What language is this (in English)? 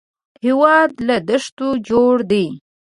Pashto